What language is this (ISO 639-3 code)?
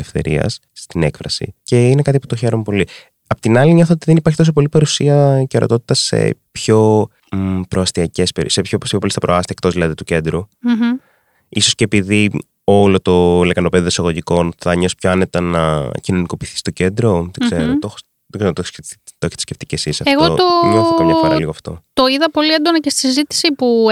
ell